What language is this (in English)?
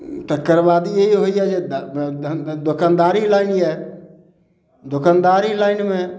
Maithili